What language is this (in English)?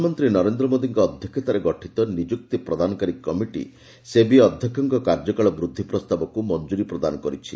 Odia